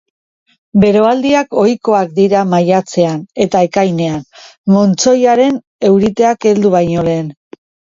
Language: Basque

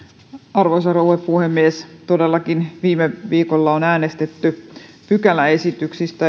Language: Finnish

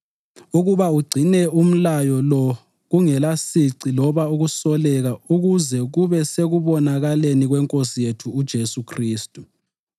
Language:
North Ndebele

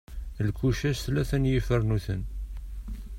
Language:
Kabyle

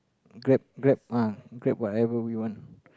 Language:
English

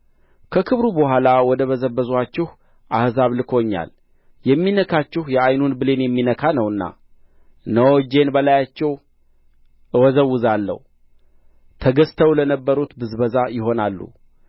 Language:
Amharic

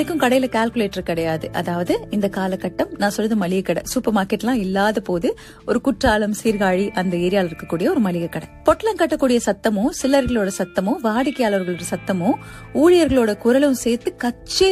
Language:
Tamil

